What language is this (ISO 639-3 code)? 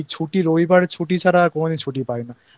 ben